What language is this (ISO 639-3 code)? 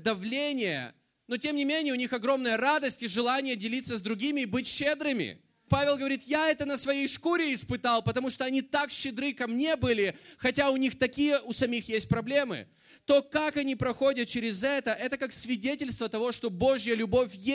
rus